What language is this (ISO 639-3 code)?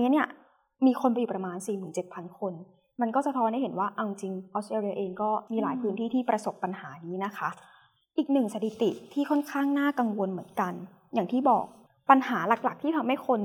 tha